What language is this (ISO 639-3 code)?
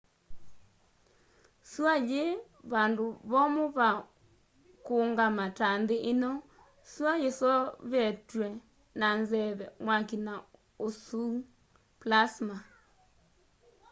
kam